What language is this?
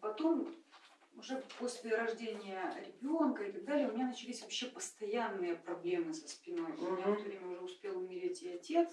Russian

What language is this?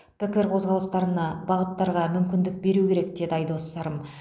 Kazakh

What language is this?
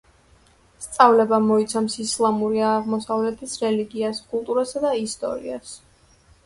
Georgian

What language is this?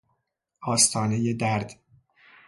Persian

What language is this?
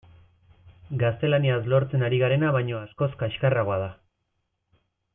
Basque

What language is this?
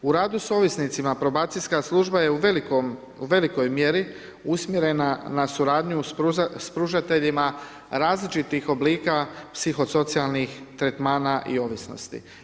Croatian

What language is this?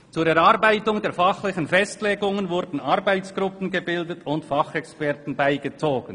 Swiss German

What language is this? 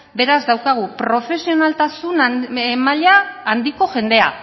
Basque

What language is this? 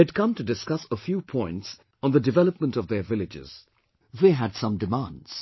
English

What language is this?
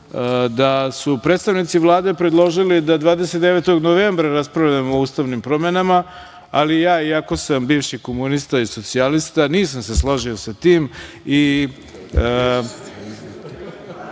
Serbian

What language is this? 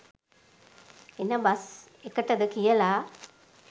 Sinhala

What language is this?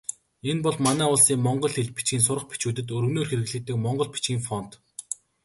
Mongolian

